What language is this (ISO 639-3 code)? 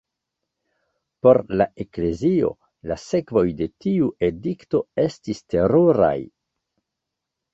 epo